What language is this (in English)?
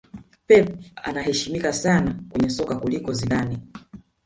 Swahili